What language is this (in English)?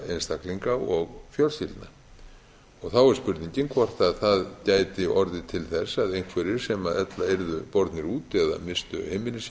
Icelandic